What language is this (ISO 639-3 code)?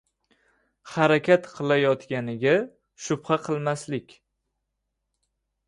uzb